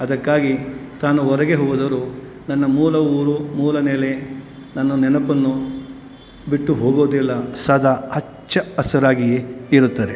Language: Kannada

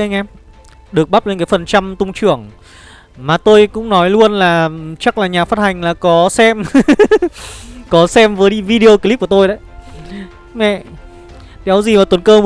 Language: Vietnamese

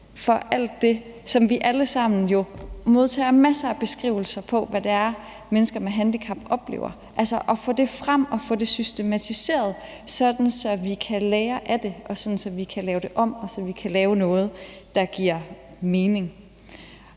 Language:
Danish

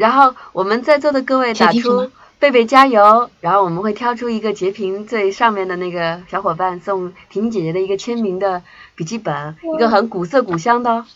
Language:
Chinese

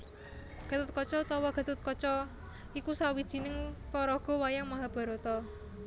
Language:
Javanese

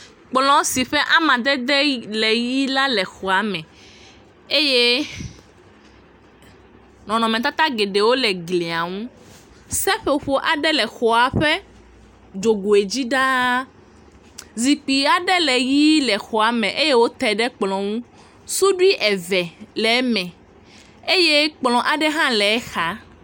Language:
Ewe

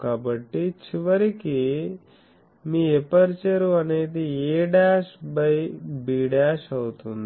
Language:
Telugu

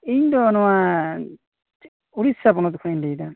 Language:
Santali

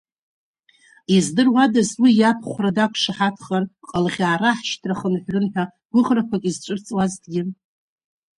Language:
Abkhazian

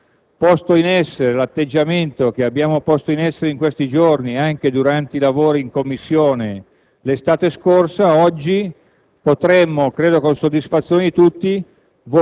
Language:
Italian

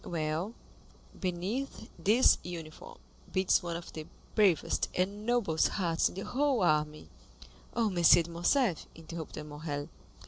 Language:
English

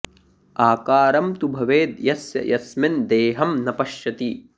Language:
Sanskrit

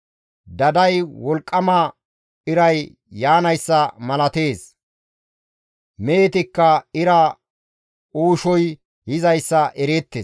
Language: Gamo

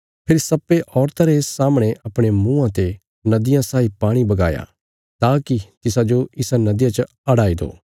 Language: Bilaspuri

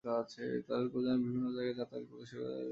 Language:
Bangla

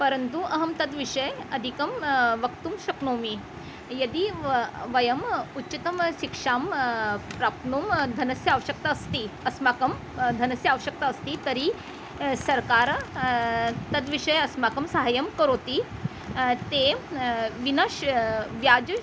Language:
Sanskrit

